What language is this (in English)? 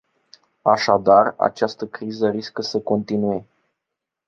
Romanian